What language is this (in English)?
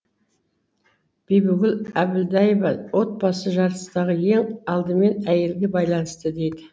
Kazakh